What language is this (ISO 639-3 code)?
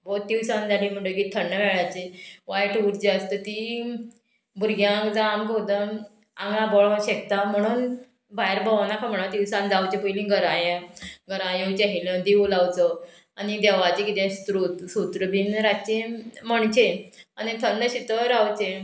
kok